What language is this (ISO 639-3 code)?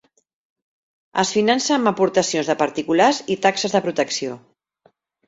cat